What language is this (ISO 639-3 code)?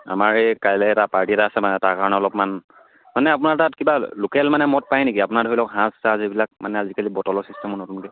asm